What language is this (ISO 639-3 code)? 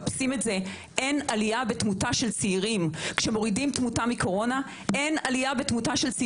heb